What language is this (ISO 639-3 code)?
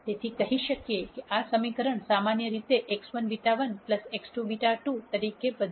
guj